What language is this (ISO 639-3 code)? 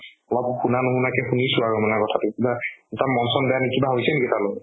asm